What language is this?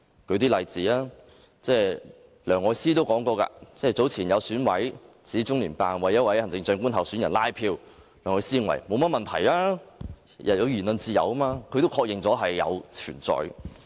Cantonese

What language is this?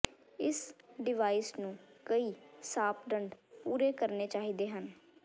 Punjabi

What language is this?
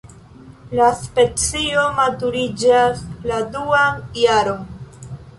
Esperanto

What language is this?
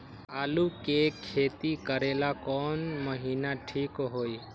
Magahi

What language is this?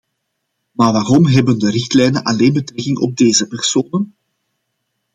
Dutch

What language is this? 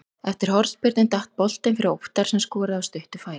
Icelandic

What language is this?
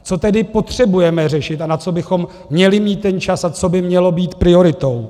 Czech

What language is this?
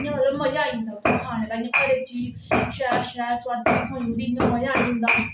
Dogri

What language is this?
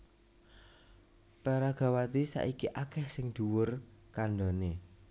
Javanese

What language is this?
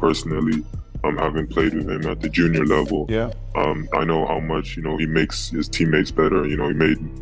Filipino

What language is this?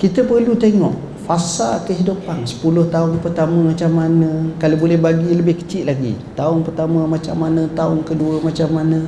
Malay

